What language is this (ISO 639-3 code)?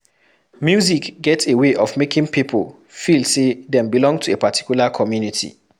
pcm